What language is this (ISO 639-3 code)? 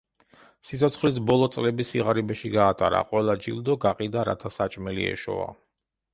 kat